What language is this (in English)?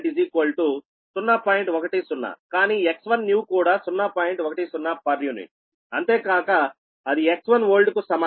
Telugu